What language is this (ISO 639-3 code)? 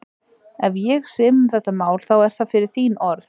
isl